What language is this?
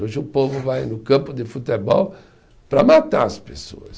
Portuguese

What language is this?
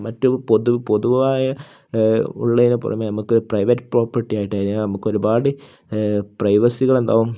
Malayalam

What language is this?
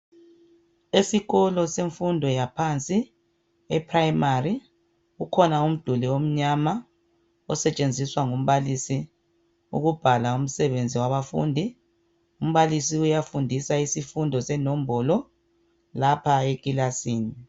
North Ndebele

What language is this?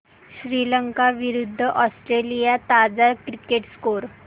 Marathi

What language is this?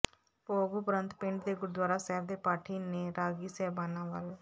Punjabi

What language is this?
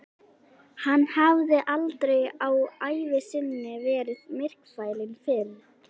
Icelandic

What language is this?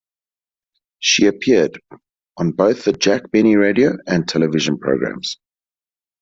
English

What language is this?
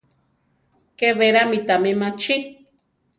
Central Tarahumara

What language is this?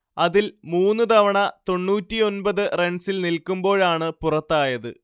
Malayalam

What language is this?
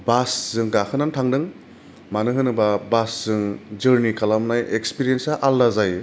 Bodo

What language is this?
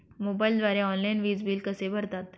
Marathi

